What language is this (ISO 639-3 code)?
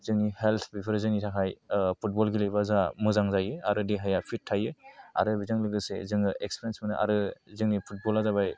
brx